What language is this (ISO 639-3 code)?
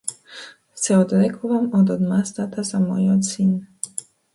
mkd